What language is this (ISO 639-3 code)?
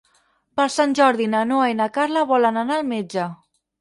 cat